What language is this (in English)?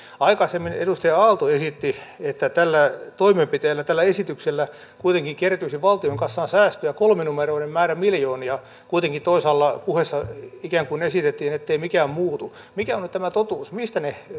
Finnish